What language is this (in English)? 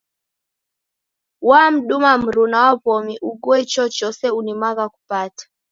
Taita